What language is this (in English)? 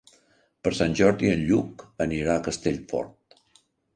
Catalan